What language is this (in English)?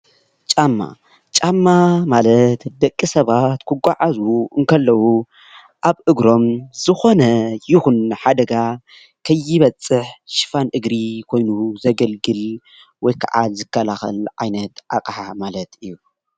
Tigrinya